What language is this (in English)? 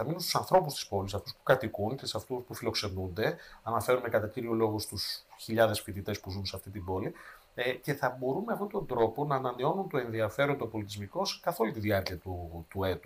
Greek